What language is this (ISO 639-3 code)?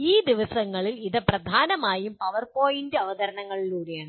mal